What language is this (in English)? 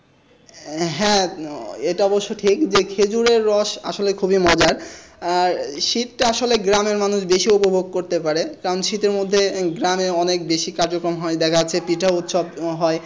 Bangla